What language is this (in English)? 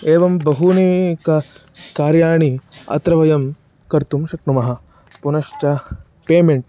Sanskrit